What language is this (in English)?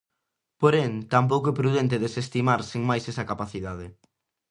Galician